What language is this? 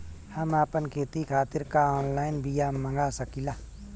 Bhojpuri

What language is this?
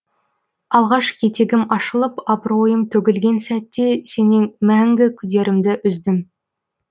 Kazakh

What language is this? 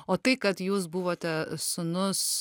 Lithuanian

